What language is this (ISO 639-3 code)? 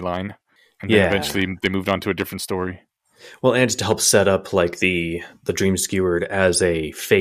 eng